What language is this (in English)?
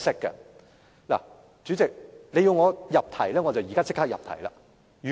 Cantonese